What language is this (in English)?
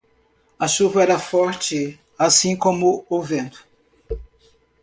Portuguese